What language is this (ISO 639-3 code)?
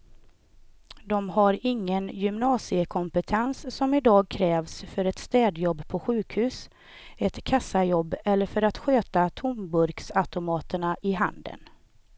swe